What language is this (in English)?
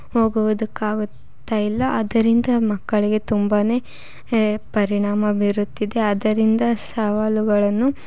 Kannada